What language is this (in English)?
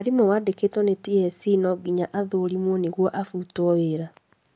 Kikuyu